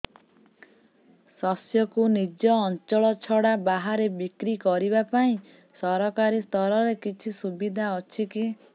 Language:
Odia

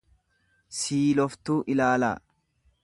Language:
Oromo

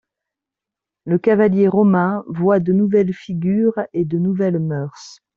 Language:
French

